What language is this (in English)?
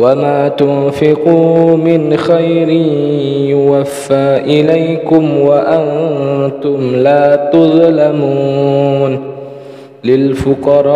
Arabic